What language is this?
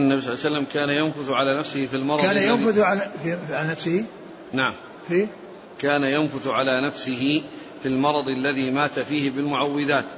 Arabic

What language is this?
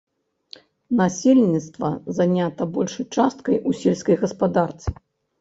Belarusian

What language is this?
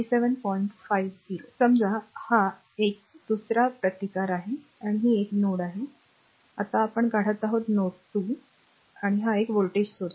Marathi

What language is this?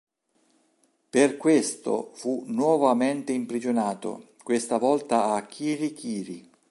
Italian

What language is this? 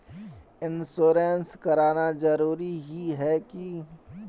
Magahi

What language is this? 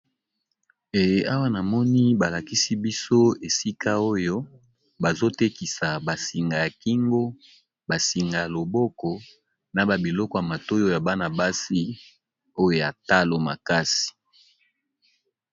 Lingala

